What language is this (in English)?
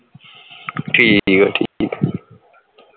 Punjabi